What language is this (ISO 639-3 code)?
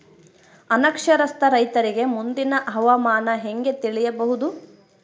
kan